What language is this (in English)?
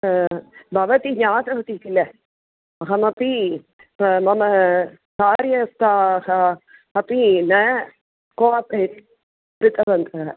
Sanskrit